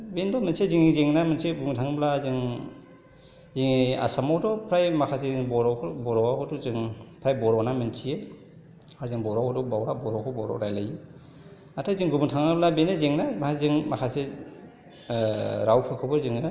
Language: Bodo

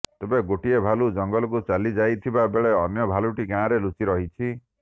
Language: Odia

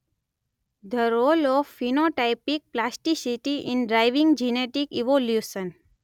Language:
Gujarati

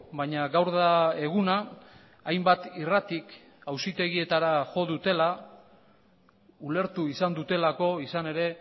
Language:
Basque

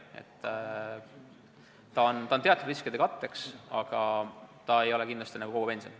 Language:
Estonian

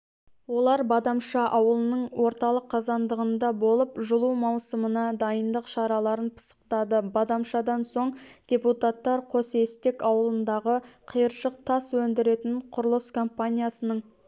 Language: Kazakh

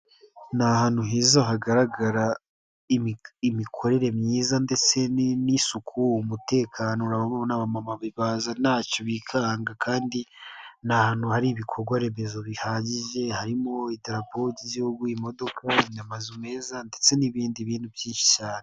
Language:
Kinyarwanda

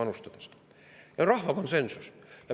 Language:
Estonian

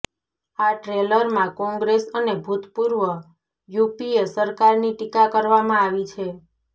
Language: Gujarati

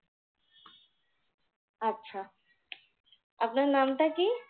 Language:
Bangla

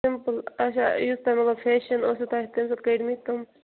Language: Kashmiri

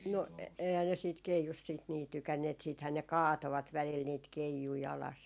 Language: Finnish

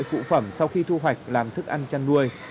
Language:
Vietnamese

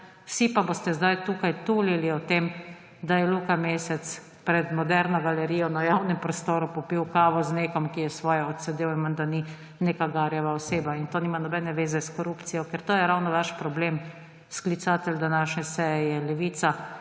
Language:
Slovenian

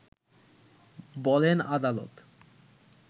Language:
Bangla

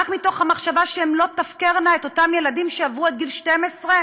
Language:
Hebrew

